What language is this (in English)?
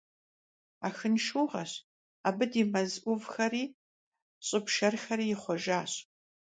Kabardian